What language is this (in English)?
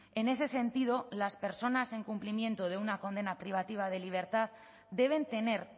Spanish